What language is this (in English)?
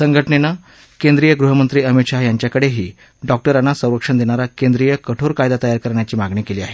Marathi